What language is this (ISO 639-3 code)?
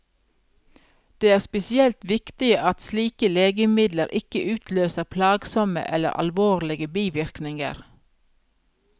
nor